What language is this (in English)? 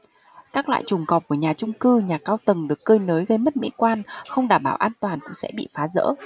Vietnamese